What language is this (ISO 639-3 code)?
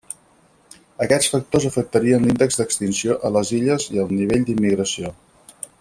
cat